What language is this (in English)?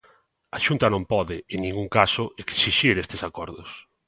Galician